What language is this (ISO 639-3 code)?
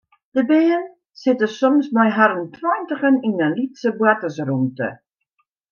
fry